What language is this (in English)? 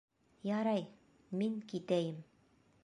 Bashkir